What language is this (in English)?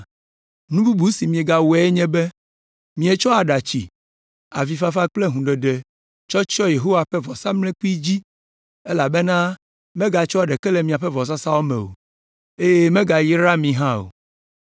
Ewe